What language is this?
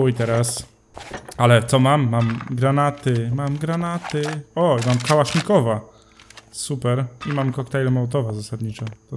Polish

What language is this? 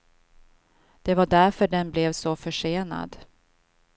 Swedish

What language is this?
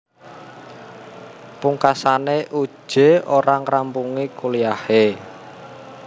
Javanese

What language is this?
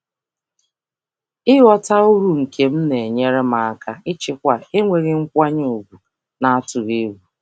Igbo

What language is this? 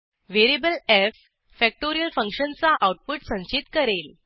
Marathi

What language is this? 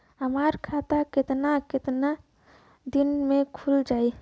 Bhojpuri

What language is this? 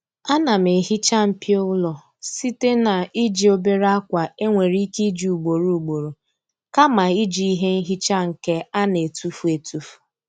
Igbo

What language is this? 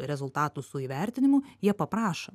Lithuanian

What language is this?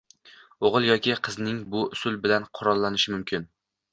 Uzbek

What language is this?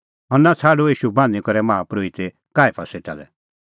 Kullu Pahari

